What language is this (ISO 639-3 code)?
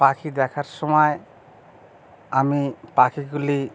ben